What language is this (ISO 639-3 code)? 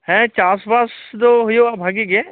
sat